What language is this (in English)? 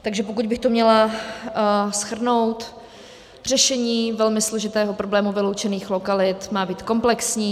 Czech